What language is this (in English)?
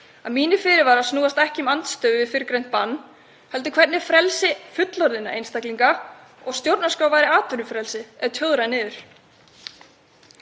Icelandic